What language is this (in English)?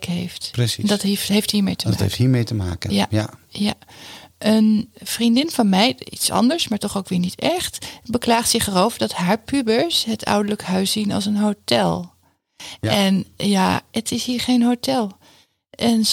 Dutch